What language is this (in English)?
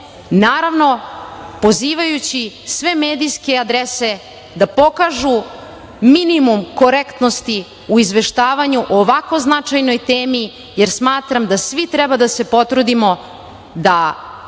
Serbian